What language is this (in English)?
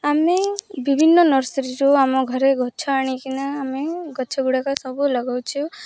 Odia